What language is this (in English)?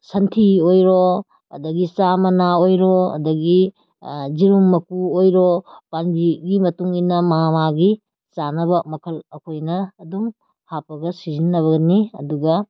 Manipuri